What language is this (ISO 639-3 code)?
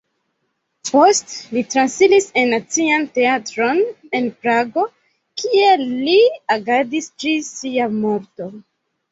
epo